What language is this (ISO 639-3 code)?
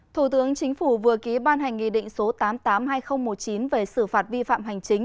vie